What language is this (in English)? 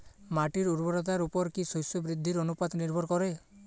Bangla